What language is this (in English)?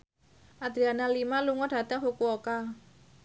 Javanese